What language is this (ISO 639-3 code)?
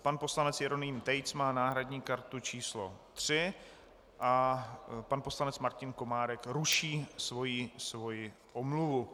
ces